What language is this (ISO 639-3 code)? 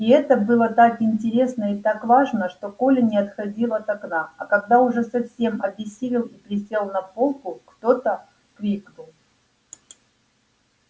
rus